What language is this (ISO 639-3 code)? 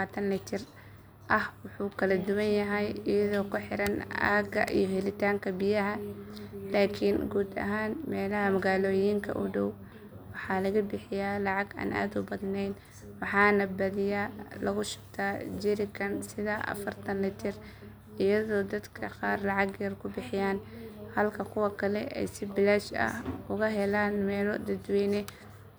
som